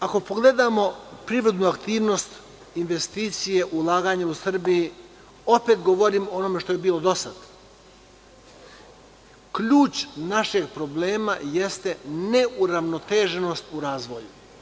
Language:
Serbian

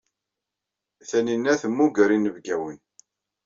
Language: Kabyle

